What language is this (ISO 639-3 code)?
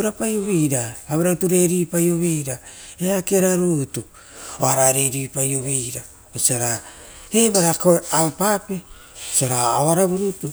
roo